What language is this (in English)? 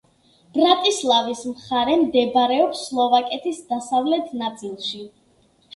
Georgian